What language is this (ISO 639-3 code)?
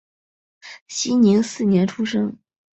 zho